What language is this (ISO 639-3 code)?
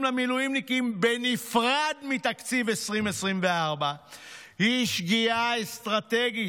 heb